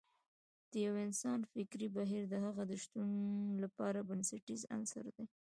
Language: Pashto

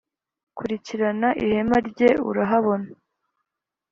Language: Kinyarwanda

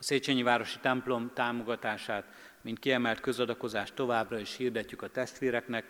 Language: Hungarian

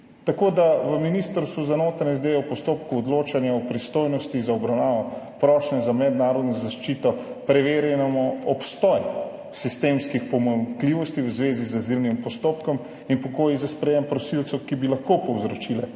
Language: Slovenian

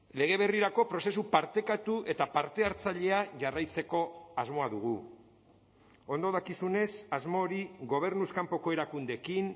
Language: Basque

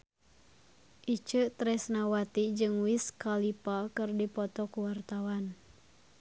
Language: Sundanese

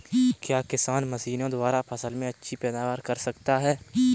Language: Hindi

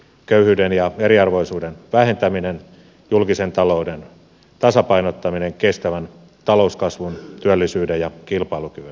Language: Finnish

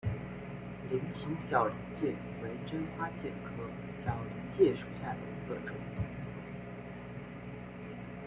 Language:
Chinese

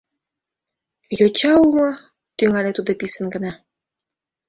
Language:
Mari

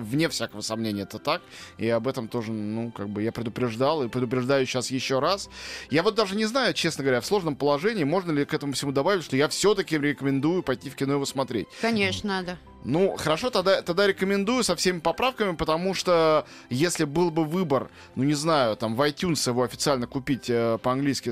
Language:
Russian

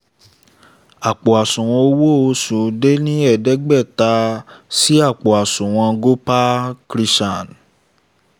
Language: Yoruba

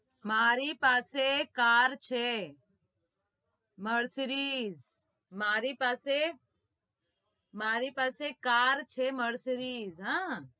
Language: Gujarati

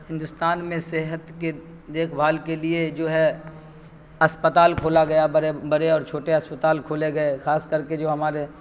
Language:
Urdu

